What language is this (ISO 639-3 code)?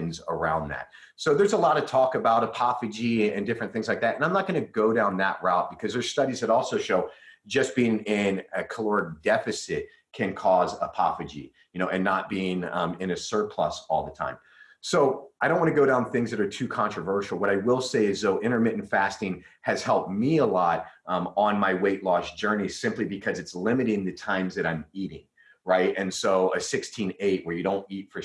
eng